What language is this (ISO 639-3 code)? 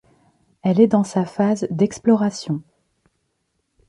fra